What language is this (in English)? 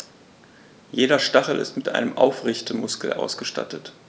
German